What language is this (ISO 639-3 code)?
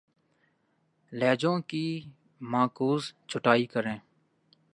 urd